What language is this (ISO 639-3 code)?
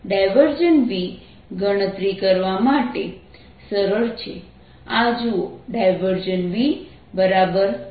guj